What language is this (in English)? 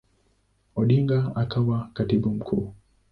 Swahili